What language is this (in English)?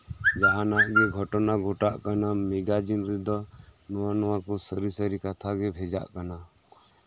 Santali